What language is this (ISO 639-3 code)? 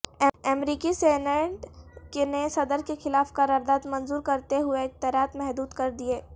urd